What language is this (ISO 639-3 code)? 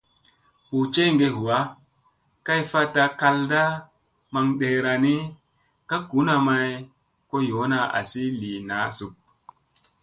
mse